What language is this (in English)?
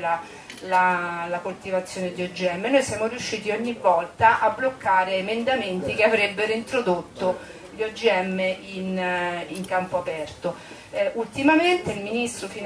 Italian